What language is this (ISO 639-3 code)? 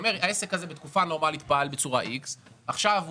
heb